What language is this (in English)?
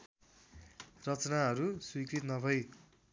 Nepali